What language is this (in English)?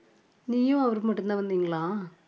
Tamil